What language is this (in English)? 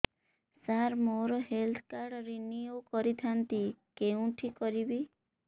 Odia